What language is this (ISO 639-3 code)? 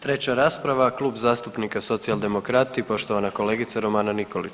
hrv